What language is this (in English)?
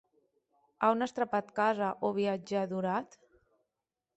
Occitan